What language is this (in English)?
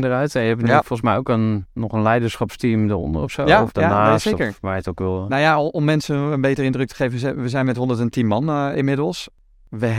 Dutch